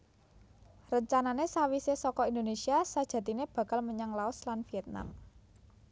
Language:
Javanese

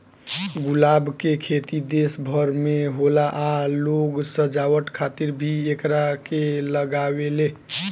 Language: Bhojpuri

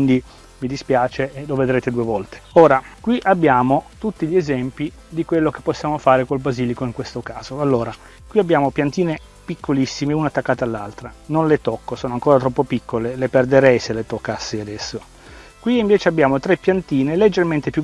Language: Italian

